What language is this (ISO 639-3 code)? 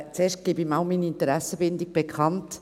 gsw